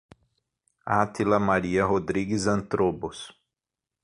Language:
Portuguese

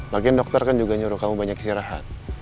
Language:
Indonesian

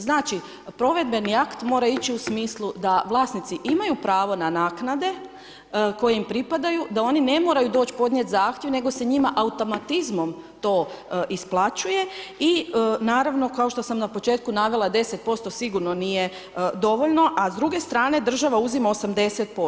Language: Croatian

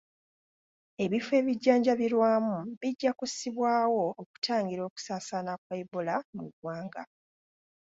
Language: Ganda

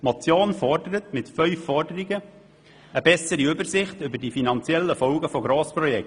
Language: Swiss German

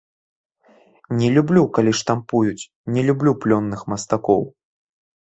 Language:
Belarusian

